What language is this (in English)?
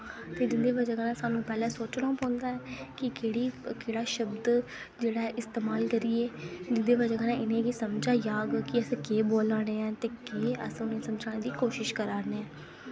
Dogri